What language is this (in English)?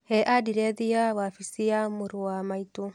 Kikuyu